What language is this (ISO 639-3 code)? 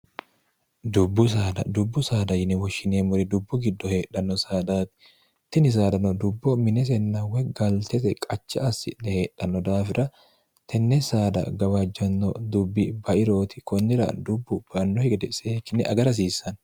sid